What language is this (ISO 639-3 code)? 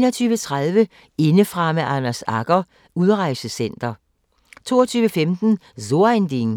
dan